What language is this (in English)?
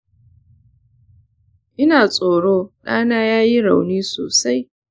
Hausa